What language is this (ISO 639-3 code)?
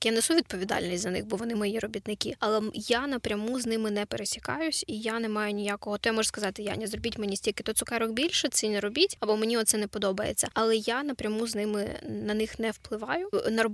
ukr